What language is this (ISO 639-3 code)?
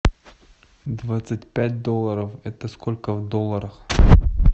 rus